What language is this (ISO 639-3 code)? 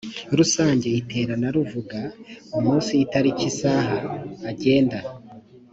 kin